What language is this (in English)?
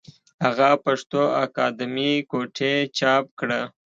Pashto